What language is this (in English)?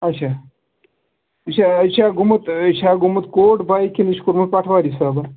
Kashmiri